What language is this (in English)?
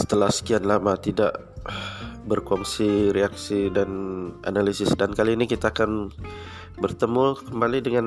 Malay